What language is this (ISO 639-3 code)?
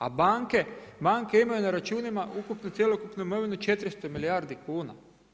hrv